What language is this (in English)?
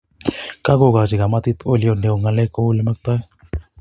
Kalenjin